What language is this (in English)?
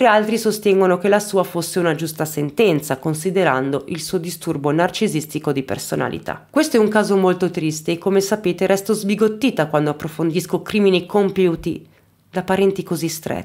Italian